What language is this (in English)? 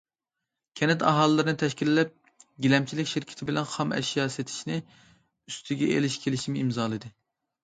Uyghur